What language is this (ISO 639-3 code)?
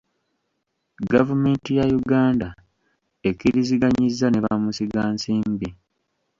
lug